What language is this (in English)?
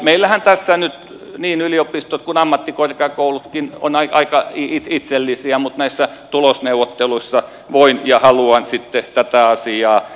Finnish